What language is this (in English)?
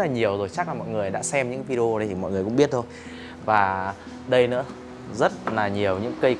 Vietnamese